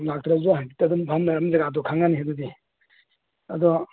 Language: Manipuri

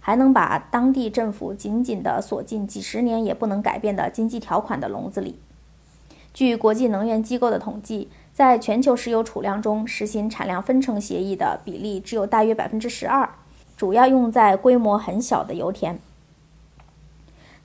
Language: Chinese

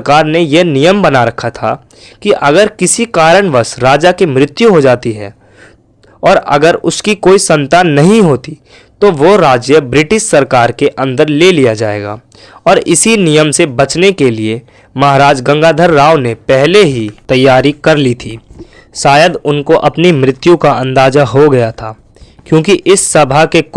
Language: Hindi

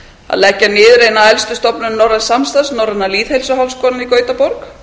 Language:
Icelandic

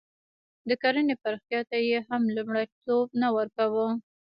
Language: Pashto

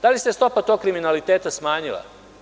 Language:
Serbian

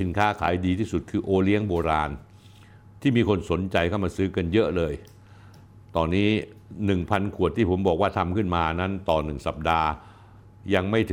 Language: Thai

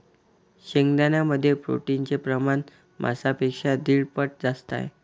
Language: Marathi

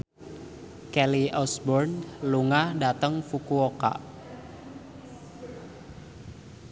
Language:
Javanese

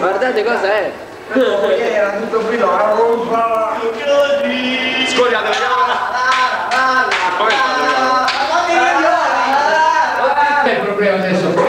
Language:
Italian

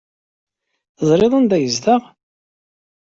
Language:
Kabyle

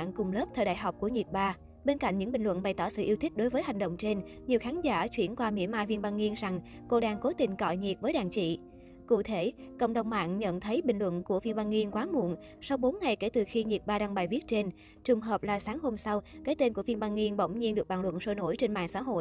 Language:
Vietnamese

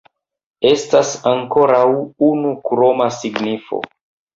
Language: Esperanto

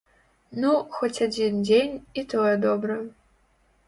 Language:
Belarusian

